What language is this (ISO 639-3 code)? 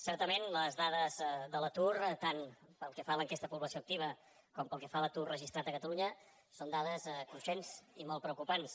cat